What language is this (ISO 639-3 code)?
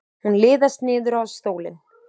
isl